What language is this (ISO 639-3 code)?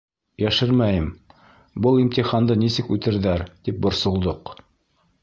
bak